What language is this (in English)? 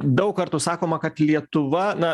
Lithuanian